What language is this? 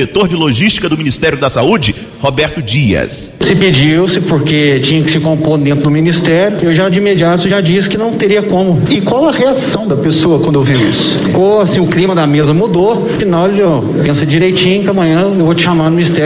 Portuguese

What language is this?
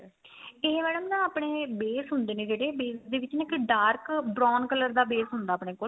Punjabi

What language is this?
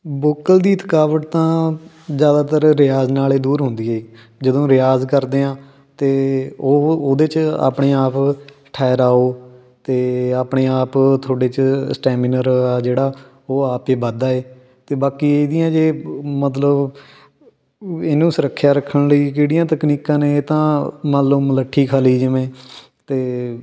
Punjabi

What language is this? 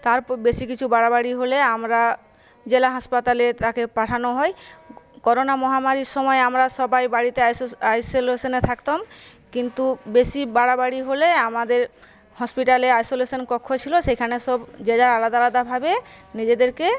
Bangla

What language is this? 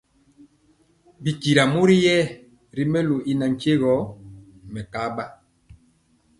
Mpiemo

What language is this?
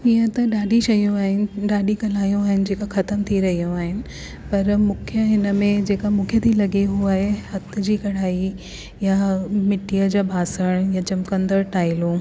Sindhi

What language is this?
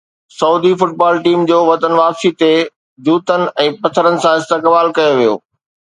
Sindhi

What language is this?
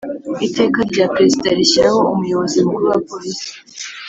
Kinyarwanda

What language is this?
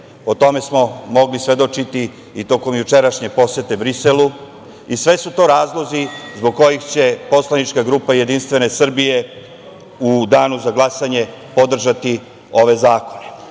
Serbian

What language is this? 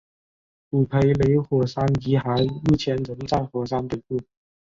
Chinese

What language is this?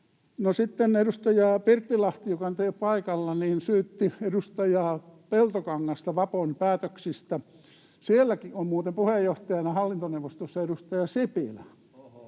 Finnish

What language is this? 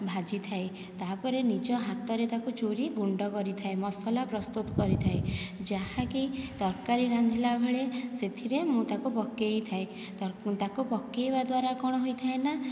Odia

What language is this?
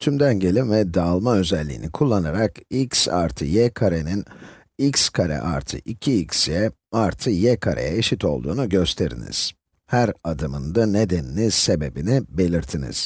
Turkish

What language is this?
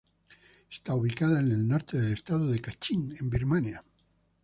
Spanish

